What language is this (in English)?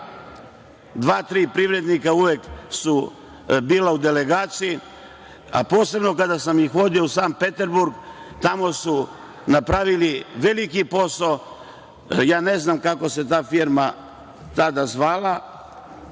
Serbian